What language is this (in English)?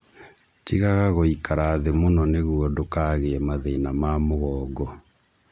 Kikuyu